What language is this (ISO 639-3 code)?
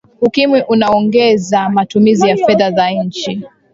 swa